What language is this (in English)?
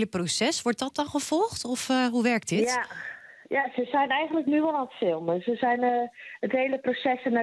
Dutch